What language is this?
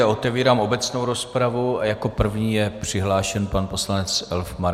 Czech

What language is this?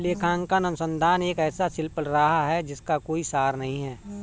Hindi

